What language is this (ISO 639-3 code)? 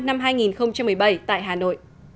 vie